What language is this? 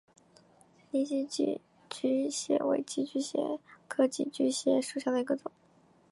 Chinese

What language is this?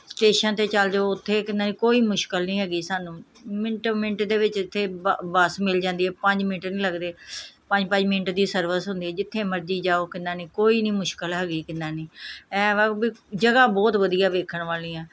Punjabi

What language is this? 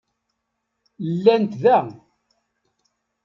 Kabyle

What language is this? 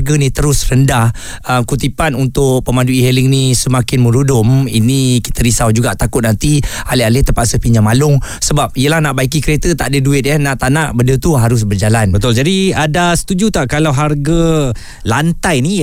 Malay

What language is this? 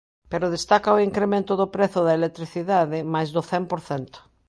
Galician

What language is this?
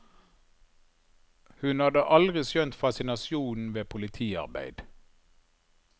Norwegian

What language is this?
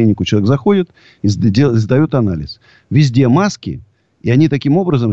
Russian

